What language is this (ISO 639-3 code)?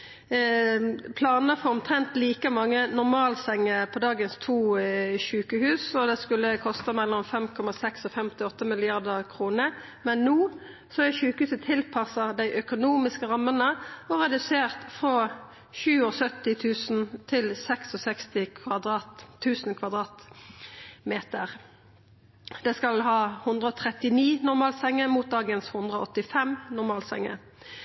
nno